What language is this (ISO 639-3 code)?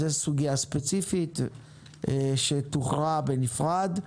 heb